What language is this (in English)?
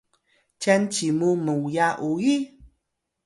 Atayal